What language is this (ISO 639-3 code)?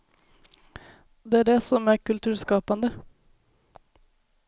swe